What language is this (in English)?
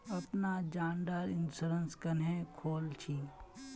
Magahi